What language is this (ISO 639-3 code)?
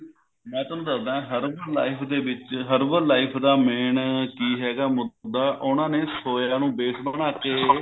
pan